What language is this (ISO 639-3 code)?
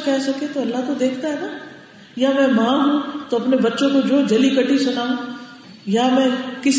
urd